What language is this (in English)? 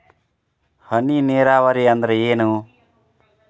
Kannada